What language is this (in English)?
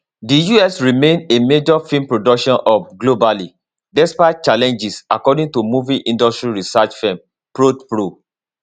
Nigerian Pidgin